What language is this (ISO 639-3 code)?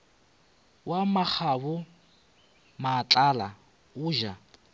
nso